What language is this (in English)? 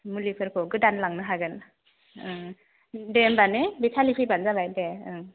Bodo